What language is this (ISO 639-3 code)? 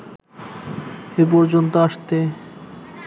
ben